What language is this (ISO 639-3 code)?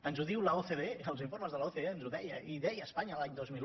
cat